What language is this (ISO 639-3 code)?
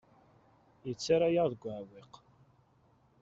kab